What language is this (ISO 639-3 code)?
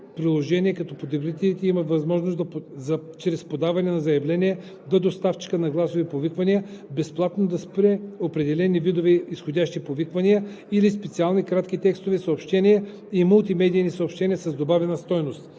bul